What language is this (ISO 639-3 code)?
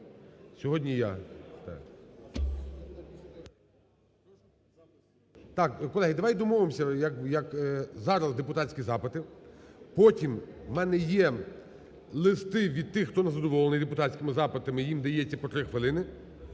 ukr